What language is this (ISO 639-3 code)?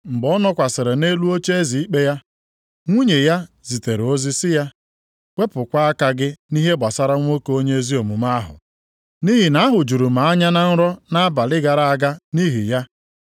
ibo